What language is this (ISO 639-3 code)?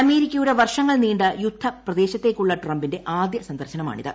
mal